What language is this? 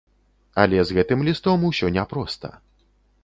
Belarusian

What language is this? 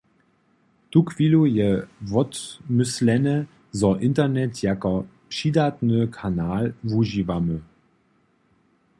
Upper Sorbian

